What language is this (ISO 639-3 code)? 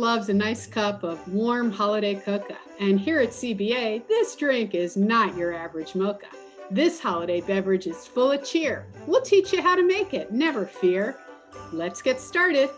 eng